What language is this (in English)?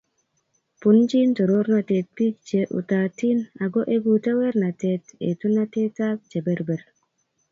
Kalenjin